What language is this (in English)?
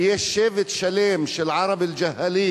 Hebrew